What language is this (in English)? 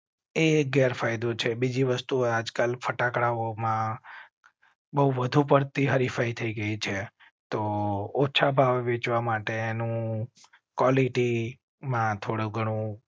Gujarati